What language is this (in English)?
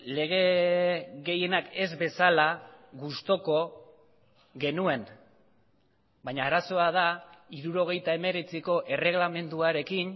Basque